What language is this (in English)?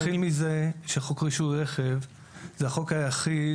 Hebrew